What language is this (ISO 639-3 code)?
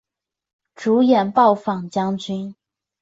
zho